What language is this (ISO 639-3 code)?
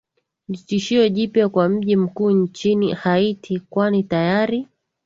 swa